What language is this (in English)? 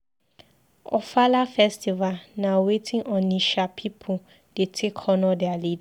Nigerian Pidgin